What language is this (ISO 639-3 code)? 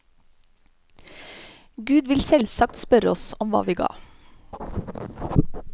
nor